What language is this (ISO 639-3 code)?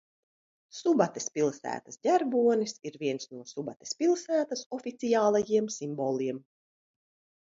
lav